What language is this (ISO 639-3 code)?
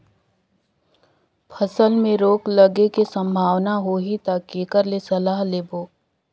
hne